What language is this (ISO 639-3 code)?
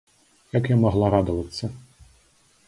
bel